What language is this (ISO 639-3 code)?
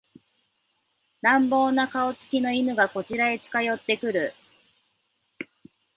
jpn